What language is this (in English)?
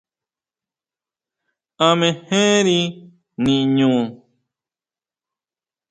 Huautla Mazatec